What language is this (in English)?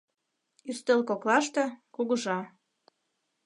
Mari